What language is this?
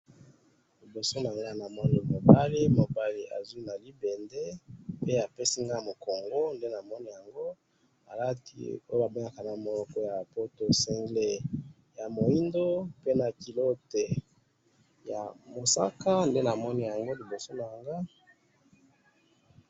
Lingala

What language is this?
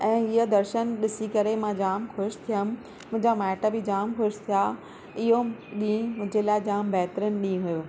Sindhi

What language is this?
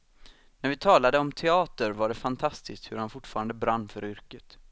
Swedish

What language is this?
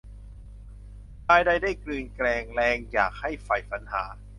Thai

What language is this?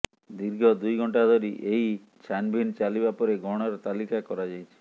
Odia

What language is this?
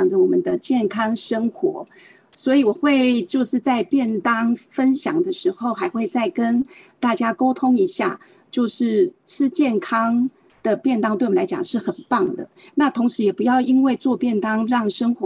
Chinese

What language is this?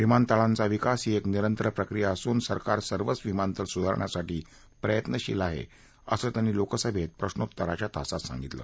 Marathi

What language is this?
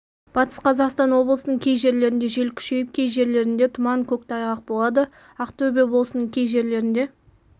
Kazakh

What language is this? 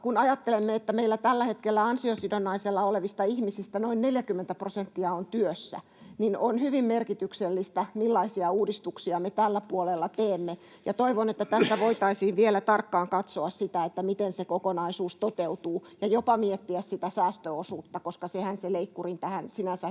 Finnish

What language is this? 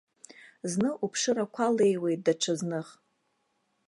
Abkhazian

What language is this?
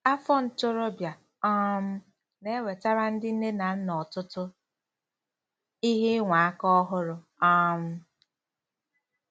Igbo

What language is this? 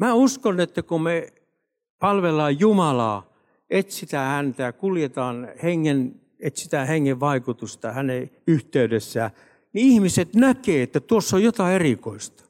Finnish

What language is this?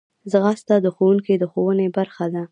Pashto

